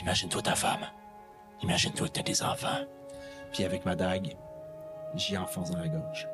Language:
French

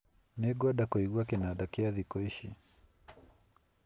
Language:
Kikuyu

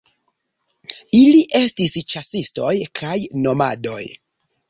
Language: Esperanto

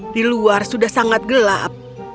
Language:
Indonesian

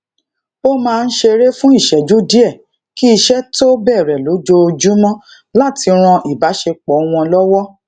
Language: Yoruba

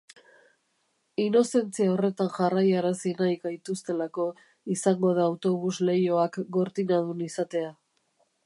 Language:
Basque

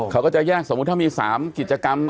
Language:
Thai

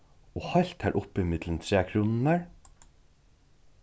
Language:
Faroese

